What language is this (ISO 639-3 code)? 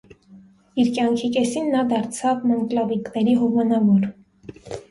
hye